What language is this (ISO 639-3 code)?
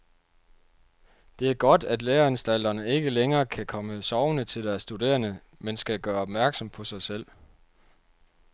dan